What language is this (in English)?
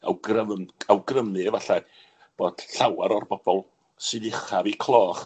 Welsh